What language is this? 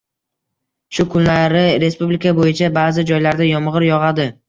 Uzbek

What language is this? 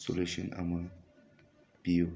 Manipuri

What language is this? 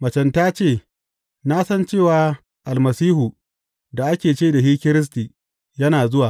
Hausa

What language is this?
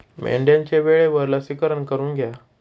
Marathi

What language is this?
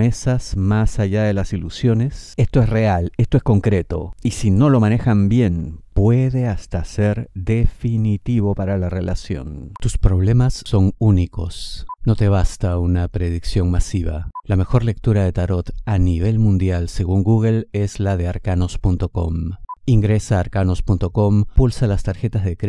Spanish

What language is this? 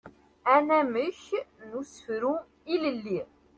Kabyle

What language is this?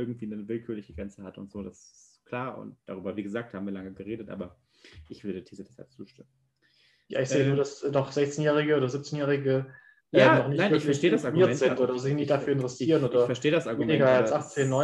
German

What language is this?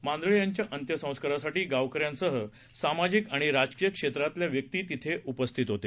Marathi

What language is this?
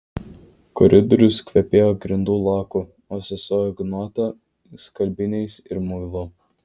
Lithuanian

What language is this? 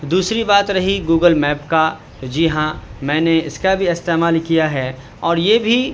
Urdu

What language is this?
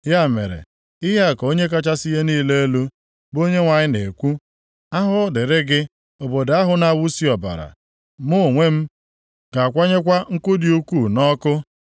Igbo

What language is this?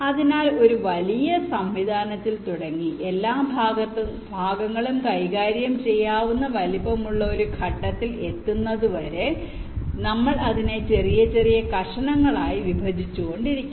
Malayalam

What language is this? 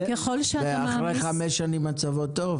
Hebrew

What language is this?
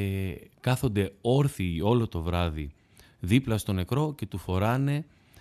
Greek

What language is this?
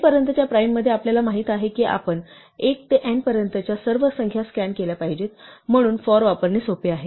Marathi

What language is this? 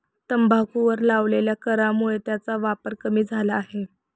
Marathi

